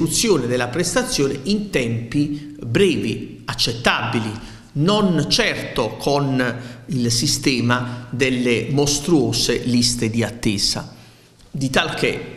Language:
Italian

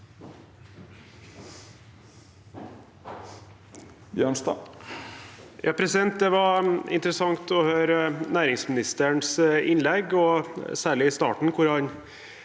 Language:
Norwegian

